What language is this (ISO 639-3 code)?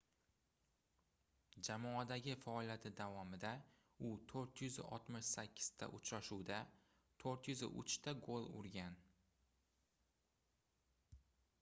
uzb